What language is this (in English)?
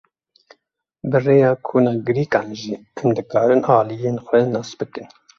Kurdish